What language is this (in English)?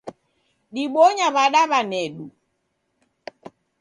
Taita